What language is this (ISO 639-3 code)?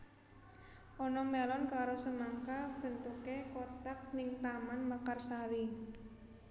jav